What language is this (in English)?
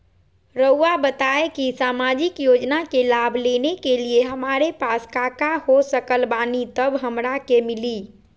Magahi